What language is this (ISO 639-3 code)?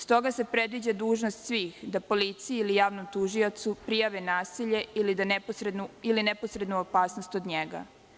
srp